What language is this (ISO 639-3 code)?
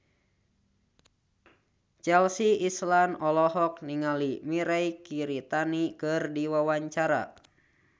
sun